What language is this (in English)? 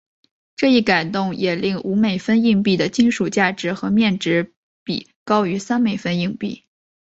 Chinese